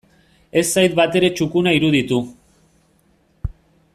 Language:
Basque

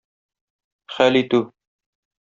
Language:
Tatar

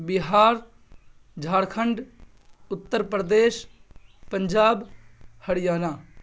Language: Urdu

